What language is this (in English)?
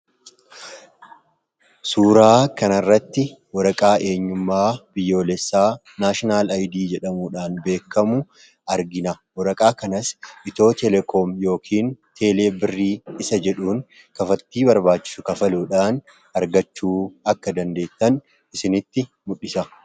Oromo